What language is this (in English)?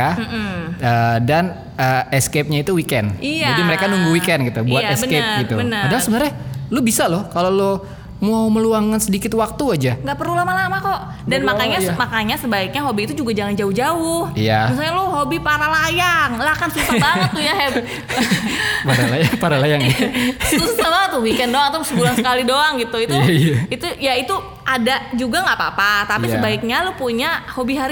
Indonesian